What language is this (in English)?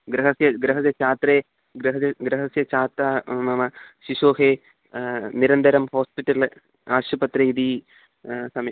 Sanskrit